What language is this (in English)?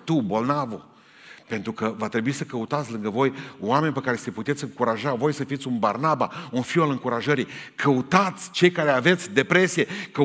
Romanian